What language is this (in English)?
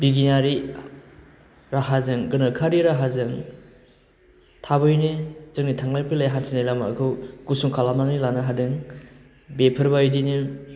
Bodo